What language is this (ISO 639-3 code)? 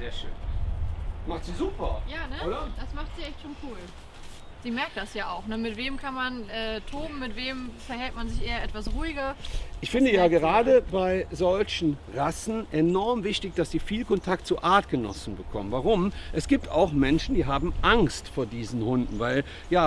deu